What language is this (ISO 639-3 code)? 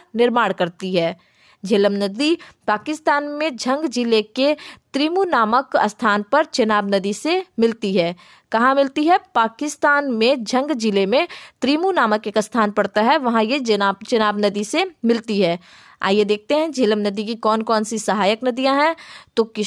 hin